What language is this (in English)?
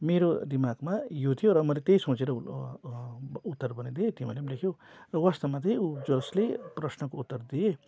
Nepali